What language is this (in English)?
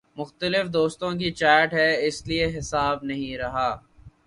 Urdu